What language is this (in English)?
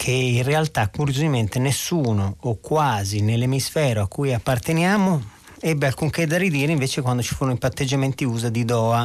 Italian